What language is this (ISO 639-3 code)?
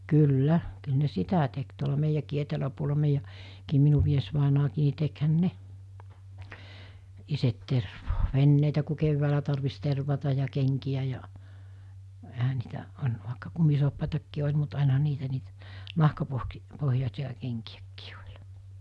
fin